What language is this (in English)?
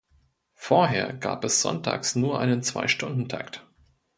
German